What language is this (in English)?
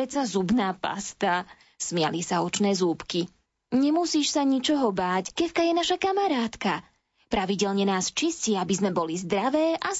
Slovak